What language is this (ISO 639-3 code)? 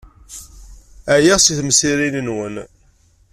kab